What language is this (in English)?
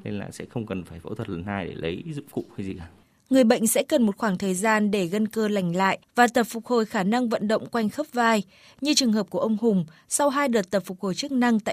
Vietnamese